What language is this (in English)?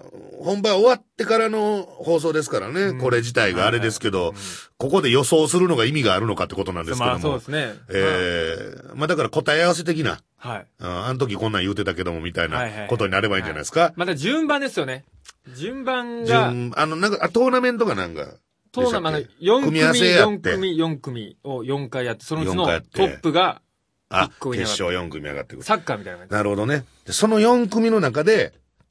Japanese